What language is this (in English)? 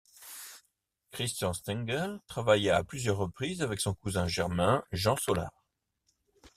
French